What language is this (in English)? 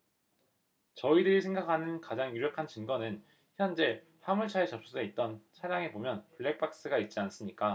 Korean